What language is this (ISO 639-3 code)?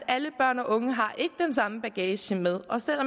dan